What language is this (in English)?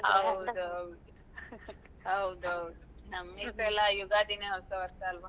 Kannada